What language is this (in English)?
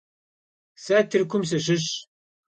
Kabardian